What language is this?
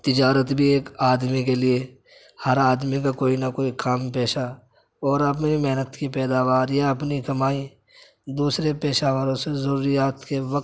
Urdu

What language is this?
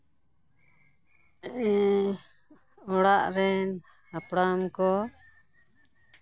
Santali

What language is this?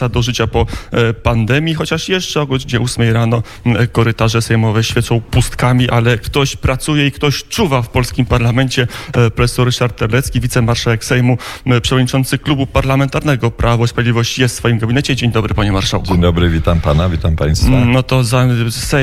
Polish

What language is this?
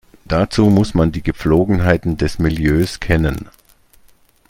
German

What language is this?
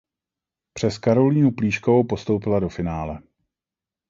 Czech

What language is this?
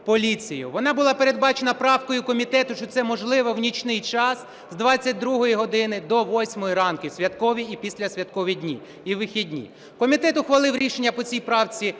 Ukrainian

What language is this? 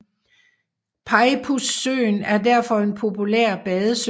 Danish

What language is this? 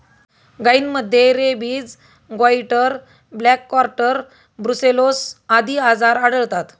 Marathi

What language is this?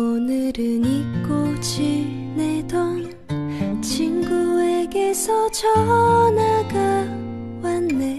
Korean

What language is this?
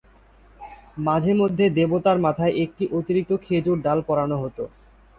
Bangla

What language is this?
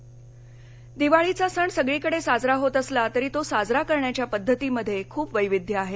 Marathi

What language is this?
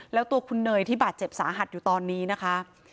Thai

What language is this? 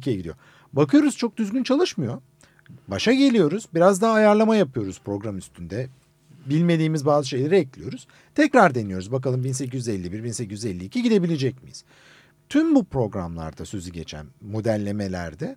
Turkish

